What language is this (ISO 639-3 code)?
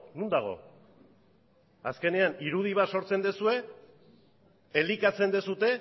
eus